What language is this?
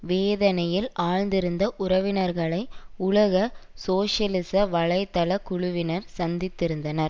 Tamil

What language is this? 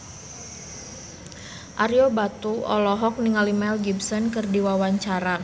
Sundanese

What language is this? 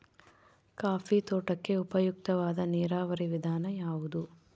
Kannada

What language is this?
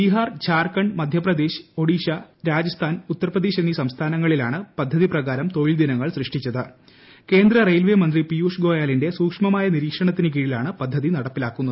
Malayalam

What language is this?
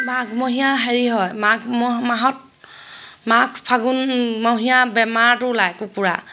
Assamese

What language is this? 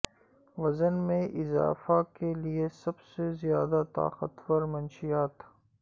Urdu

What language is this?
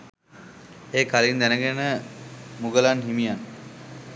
Sinhala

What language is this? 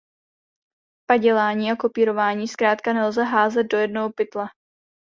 Czech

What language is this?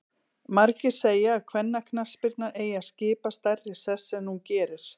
Icelandic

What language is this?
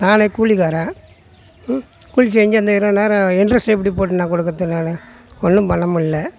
Tamil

